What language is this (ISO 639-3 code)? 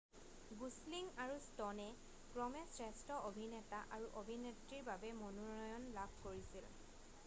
asm